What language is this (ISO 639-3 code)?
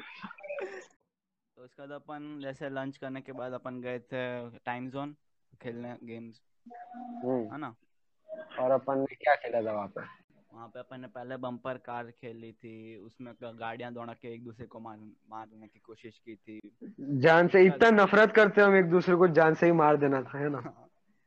hin